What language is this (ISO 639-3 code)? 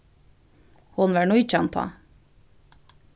fao